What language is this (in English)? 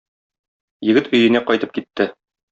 Tatar